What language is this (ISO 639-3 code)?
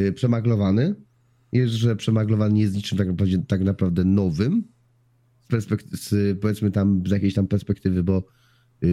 pol